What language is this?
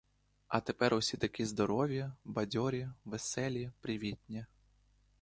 Ukrainian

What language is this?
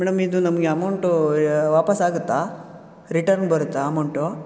Kannada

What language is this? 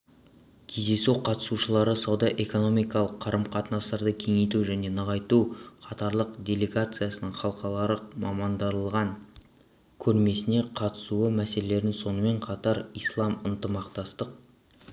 Kazakh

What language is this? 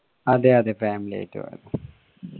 Malayalam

